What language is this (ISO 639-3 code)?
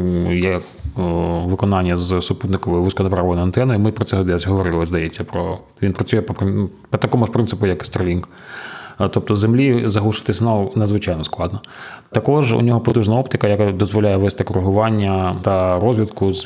ukr